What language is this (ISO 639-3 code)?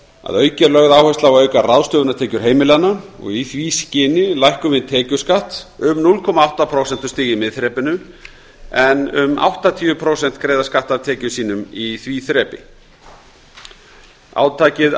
isl